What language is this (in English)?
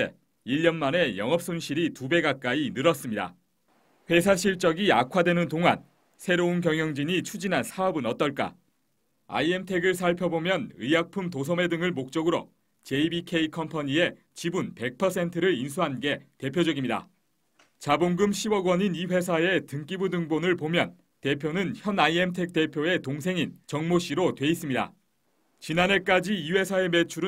Korean